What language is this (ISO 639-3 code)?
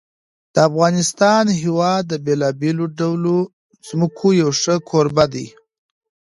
pus